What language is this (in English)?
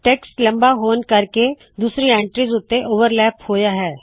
Punjabi